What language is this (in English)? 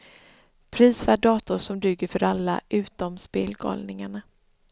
Swedish